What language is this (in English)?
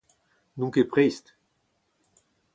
Breton